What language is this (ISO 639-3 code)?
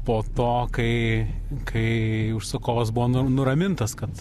lit